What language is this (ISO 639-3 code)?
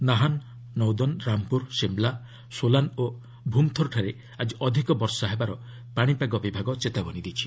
ori